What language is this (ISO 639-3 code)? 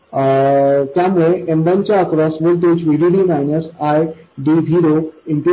mar